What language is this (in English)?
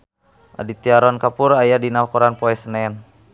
Sundanese